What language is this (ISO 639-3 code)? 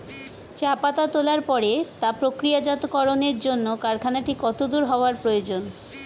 ben